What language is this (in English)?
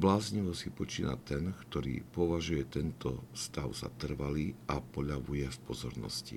Slovak